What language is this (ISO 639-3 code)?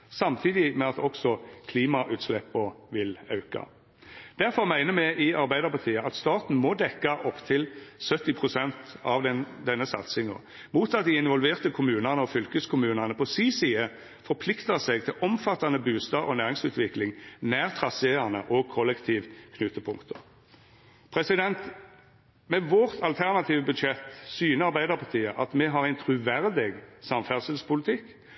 nno